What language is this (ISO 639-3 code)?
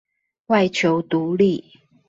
zho